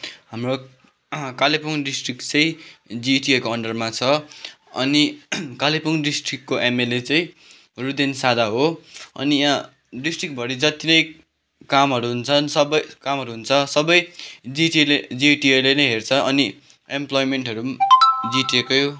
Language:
Nepali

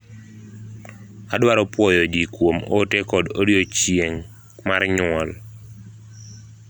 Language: Luo (Kenya and Tanzania)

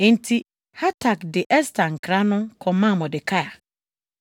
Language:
Akan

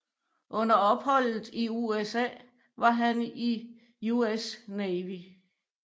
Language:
Danish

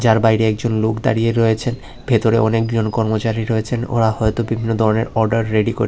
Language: Bangla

